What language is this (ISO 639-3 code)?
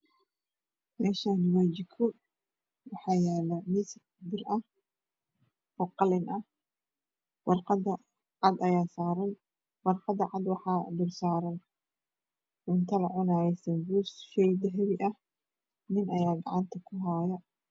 som